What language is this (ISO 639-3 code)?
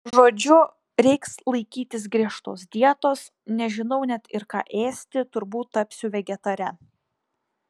lit